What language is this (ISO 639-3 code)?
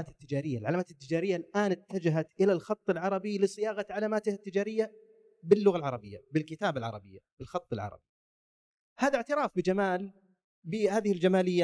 ara